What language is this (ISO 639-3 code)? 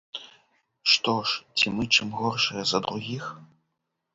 bel